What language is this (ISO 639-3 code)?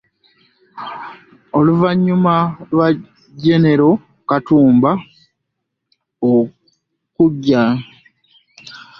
lug